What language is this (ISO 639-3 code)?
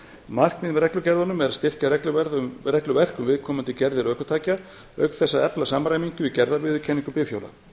isl